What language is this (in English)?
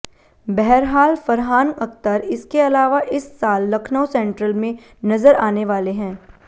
Hindi